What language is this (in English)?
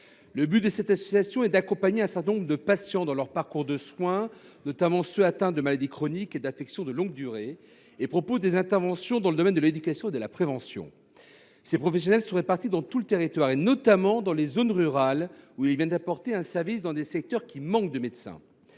French